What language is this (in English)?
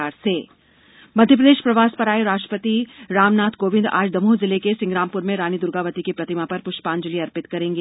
Hindi